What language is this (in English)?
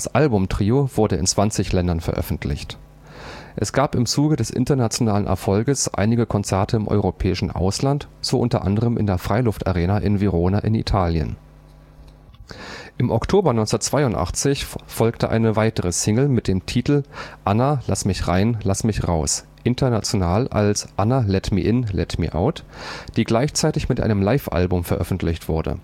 German